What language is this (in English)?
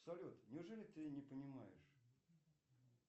Russian